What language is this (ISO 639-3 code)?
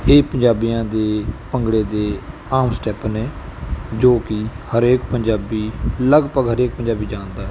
pan